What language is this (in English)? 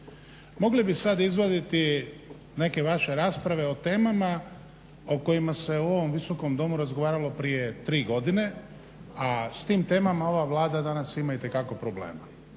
Croatian